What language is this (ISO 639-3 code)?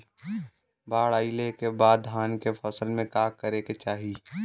bho